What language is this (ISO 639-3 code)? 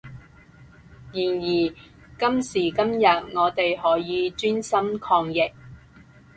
yue